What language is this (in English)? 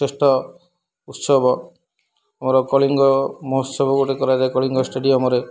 Odia